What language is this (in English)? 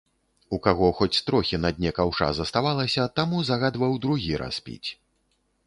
Belarusian